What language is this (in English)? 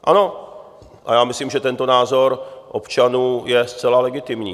Czech